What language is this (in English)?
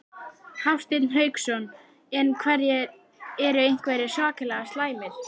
Icelandic